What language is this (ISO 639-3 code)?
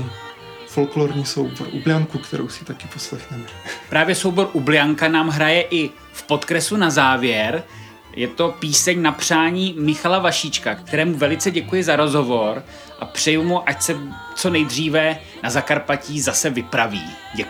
ces